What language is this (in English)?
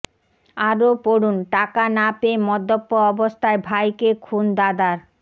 Bangla